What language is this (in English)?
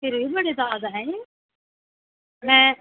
Dogri